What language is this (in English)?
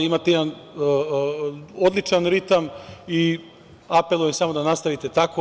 Serbian